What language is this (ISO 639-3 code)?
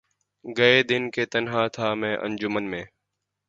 urd